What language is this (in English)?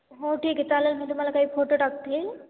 Marathi